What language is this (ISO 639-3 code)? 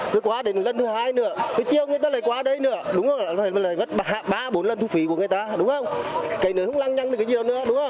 vie